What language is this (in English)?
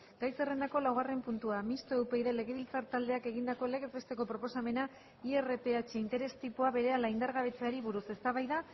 Basque